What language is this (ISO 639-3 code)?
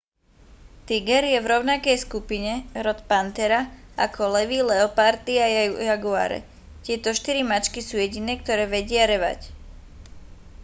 slk